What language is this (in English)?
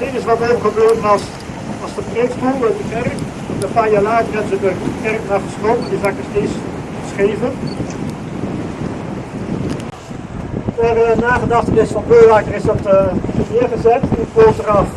Dutch